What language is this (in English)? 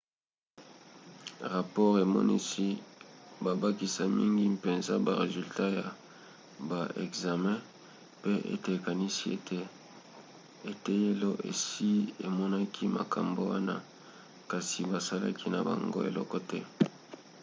Lingala